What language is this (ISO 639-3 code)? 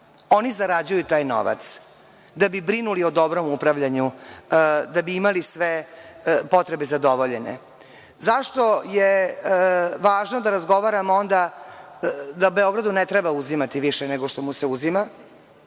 srp